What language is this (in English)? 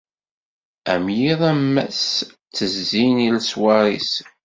Kabyle